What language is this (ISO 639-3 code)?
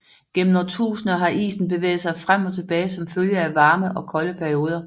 dan